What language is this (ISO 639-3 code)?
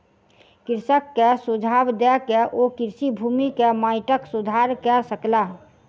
mai